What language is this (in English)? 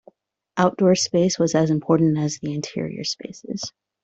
English